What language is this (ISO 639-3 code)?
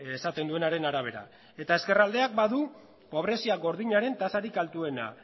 eus